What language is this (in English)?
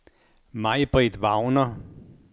Danish